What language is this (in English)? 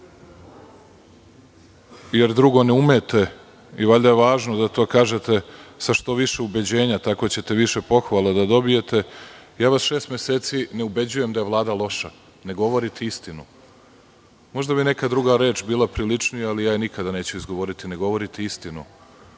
Serbian